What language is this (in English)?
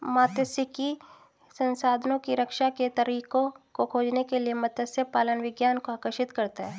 Hindi